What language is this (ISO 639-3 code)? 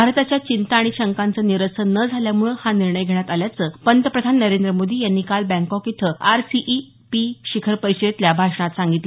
mar